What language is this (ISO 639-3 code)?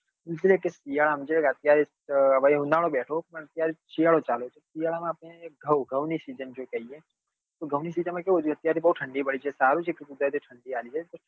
guj